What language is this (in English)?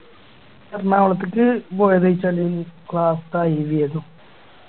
Malayalam